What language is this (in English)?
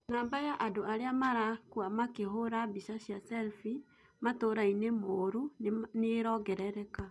Kikuyu